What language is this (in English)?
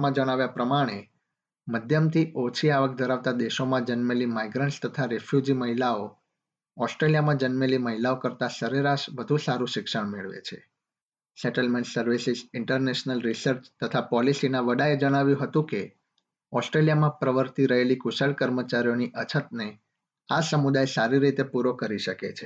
Gujarati